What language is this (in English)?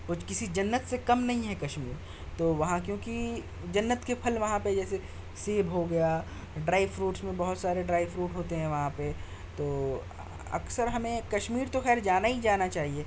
Urdu